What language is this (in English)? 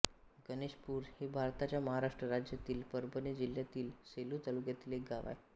Marathi